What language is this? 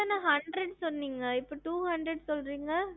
Tamil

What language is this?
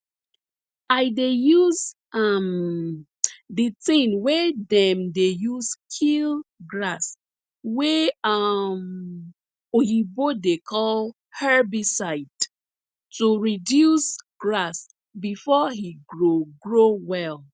Nigerian Pidgin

